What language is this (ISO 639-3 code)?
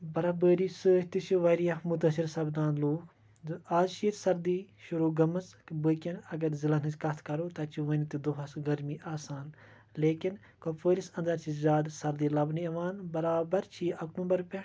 kas